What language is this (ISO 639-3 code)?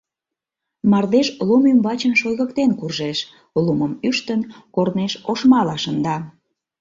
chm